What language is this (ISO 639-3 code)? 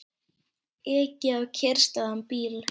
isl